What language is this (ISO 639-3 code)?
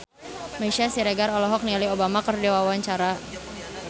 sun